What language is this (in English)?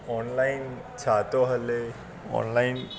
Sindhi